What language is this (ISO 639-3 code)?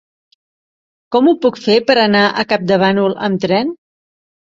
cat